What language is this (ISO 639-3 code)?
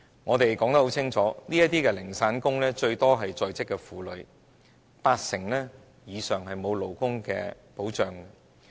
yue